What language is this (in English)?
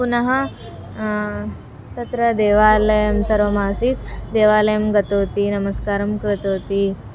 Sanskrit